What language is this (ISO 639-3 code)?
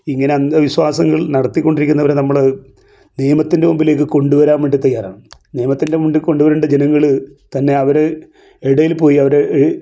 mal